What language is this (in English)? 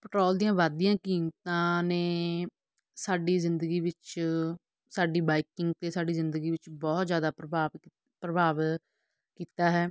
Punjabi